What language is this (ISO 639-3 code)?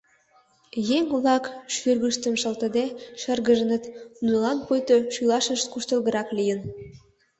chm